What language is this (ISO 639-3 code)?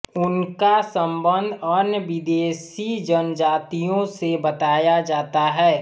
hin